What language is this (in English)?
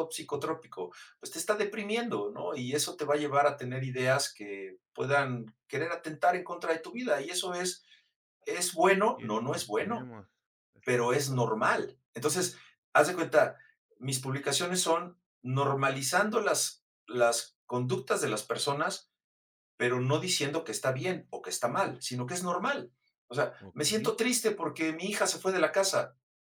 Spanish